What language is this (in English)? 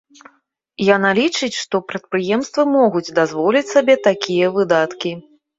Belarusian